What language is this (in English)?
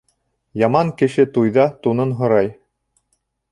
Bashkir